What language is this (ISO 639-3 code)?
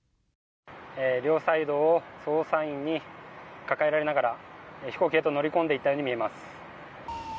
jpn